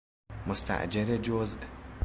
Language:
Persian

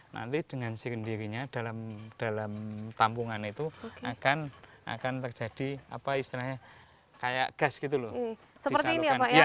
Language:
Indonesian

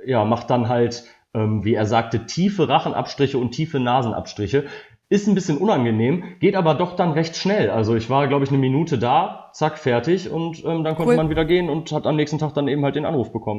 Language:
German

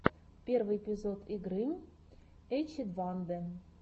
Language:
Russian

